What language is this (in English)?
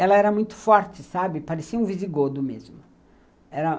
Portuguese